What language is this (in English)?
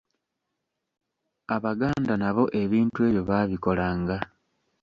Ganda